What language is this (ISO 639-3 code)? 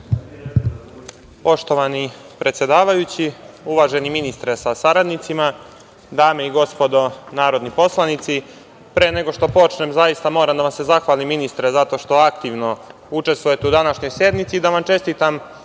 srp